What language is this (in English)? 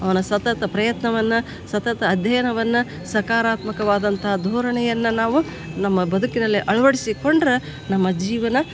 Kannada